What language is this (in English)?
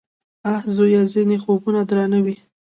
Pashto